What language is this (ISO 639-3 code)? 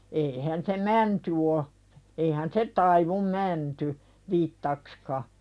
fin